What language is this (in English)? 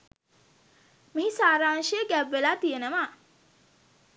Sinhala